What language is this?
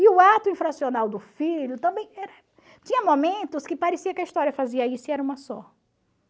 Portuguese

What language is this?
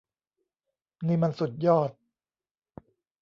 Thai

